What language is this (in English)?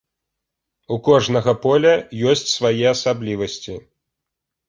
Belarusian